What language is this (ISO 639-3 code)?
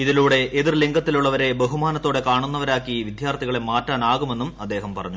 mal